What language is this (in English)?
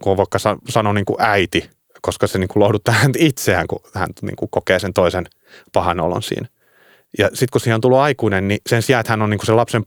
Finnish